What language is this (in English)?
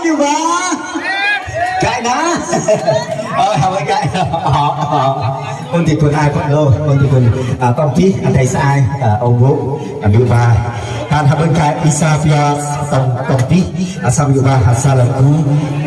Vietnamese